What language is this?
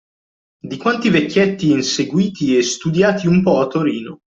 Italian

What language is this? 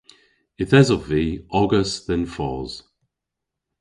Cornish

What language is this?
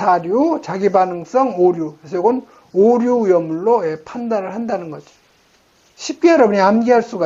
Korean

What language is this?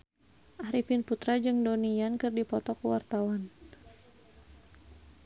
Sundanese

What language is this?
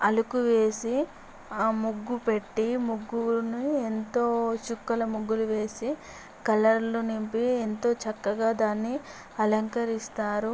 Telugu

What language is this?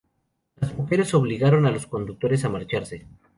Spanish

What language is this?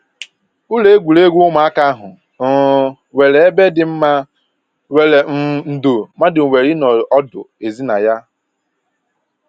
Igbo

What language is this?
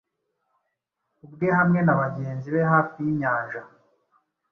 Kinyarwanda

